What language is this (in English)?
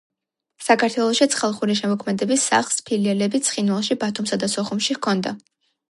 Georgian